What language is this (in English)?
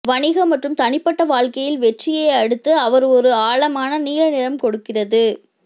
Tamil